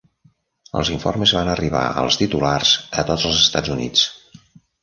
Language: Catalan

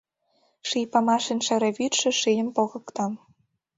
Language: Mari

